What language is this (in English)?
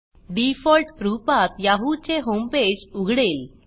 Marathi